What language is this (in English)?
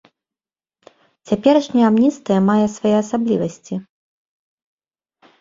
Belarusian